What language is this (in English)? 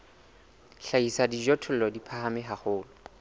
Southern Sotho